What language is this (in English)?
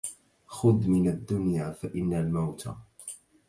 Arabic